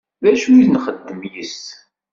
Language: Kabyle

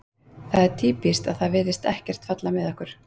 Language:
Icelandic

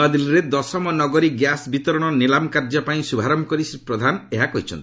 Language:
Odia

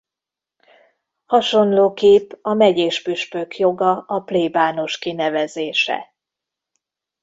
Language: Hungarian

